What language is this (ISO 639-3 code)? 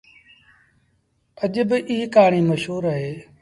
sbn